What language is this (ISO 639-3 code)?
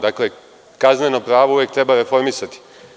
srp